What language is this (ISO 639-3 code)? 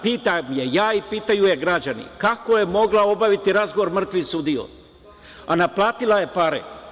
srp